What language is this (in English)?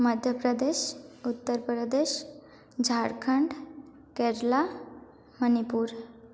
Odia